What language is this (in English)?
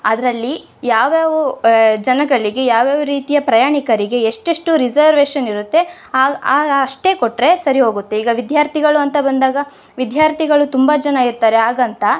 Kannada